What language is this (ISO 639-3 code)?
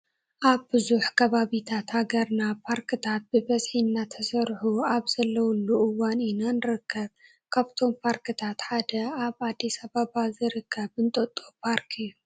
tir